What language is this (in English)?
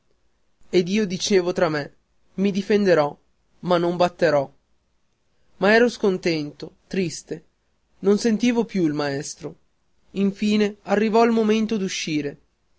Italian